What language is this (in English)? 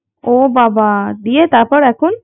Bangla